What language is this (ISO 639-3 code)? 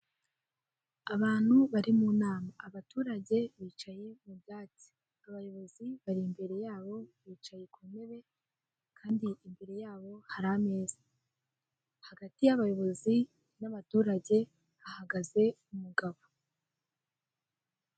kin